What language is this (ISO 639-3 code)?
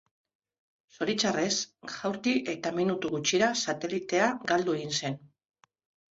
eus